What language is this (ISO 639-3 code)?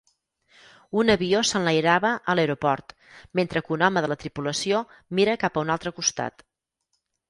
cat